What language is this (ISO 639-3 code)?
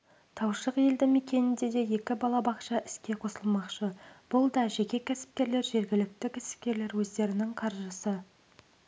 kaz